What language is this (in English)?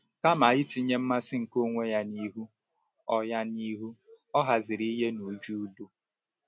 Igbo